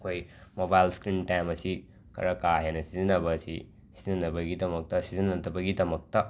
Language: Manipuri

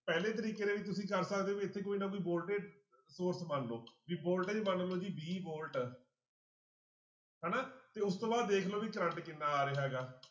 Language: Punjabi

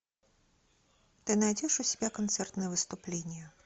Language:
Russian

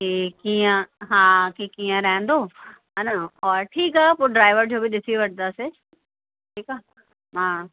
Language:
Sindhi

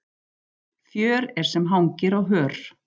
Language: Icelandic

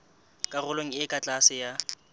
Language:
Southern Sotho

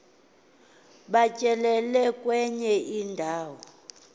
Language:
Xhosa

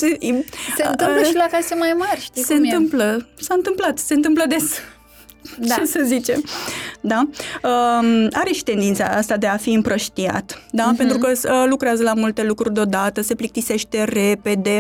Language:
Romanian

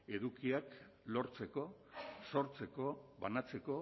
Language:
Basque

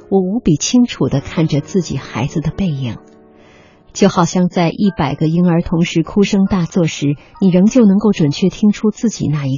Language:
Chinese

